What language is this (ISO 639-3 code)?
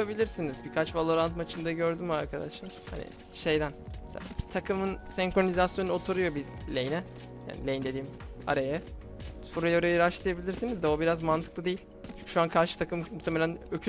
tur